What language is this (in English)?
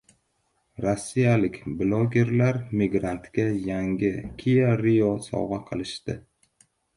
Uzbek